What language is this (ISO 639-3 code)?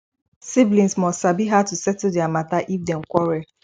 pcm